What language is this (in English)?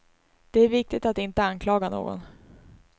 Swedish